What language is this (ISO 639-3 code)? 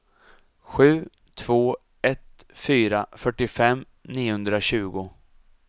swe